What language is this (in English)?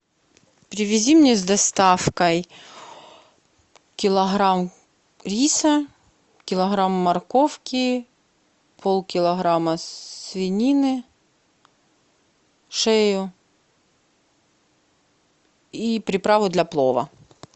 Russian